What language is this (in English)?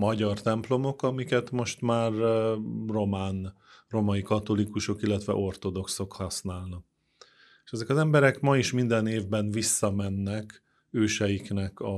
Hungarian